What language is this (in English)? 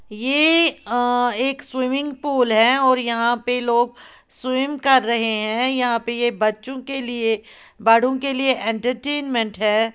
Hindi